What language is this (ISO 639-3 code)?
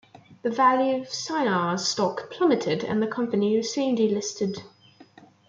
eng